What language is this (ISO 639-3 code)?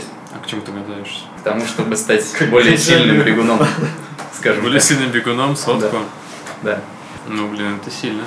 rus